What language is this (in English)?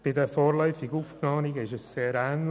Swiss German